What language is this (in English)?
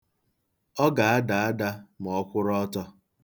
Igbo